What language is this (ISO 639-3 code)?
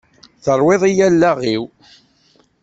kab